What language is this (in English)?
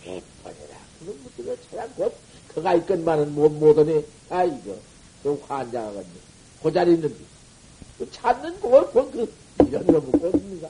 Korean